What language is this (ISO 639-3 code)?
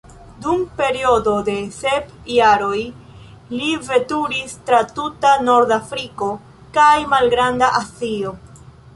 epo